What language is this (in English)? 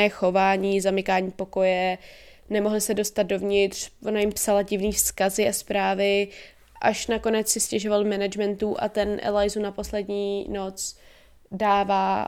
Czech